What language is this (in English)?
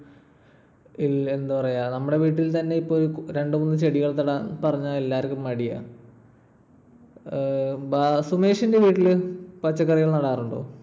Malayalam